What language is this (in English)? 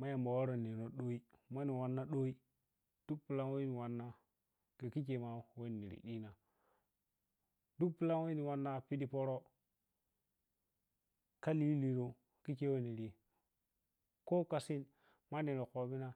Piya-Kwonci